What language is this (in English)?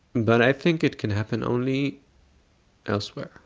English